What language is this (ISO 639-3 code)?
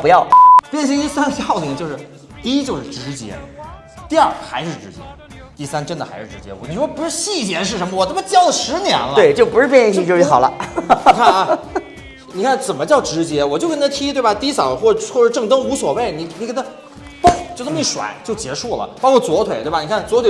zho